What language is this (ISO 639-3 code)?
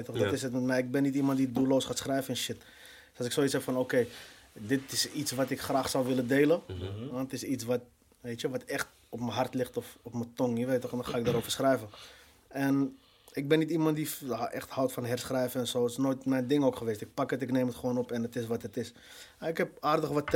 nld